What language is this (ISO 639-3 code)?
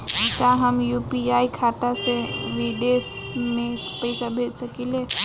bho